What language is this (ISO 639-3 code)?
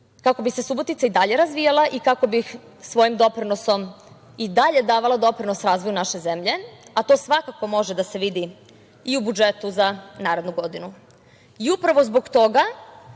srp